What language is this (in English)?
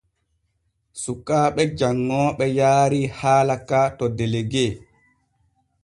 Borgu Fulfulde